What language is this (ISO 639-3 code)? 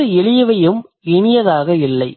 tam